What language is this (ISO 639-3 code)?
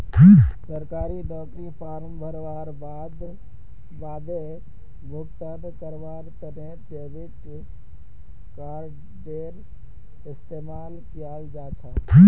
mag